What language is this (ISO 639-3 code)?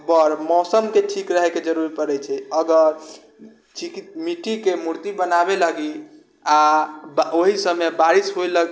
mai